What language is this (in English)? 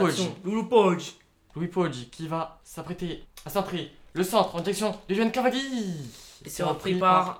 French